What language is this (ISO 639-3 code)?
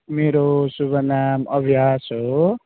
nep